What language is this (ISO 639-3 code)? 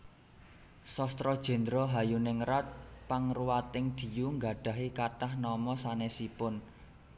jav